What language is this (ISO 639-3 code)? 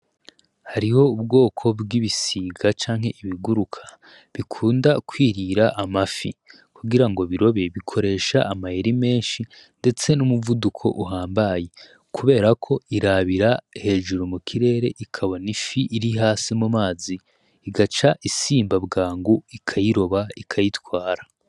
run